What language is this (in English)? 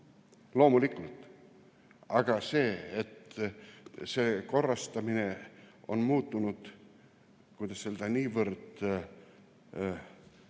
Estonian